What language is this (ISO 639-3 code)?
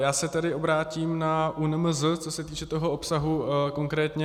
ces